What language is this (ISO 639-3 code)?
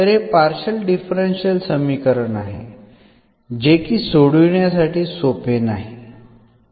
mar